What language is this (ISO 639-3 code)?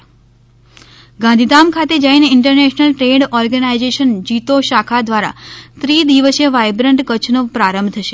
guj